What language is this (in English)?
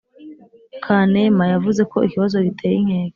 Kinyarwanda